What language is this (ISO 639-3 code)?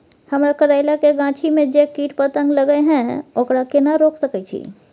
mai